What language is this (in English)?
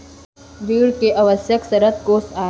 Chhattisgarhi